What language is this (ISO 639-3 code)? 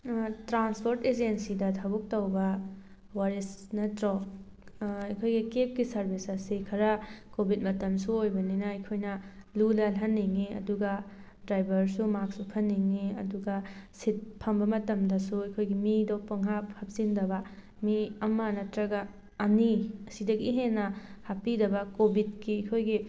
mni